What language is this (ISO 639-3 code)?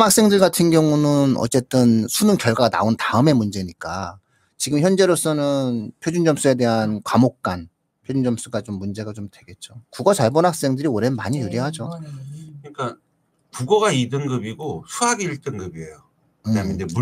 kor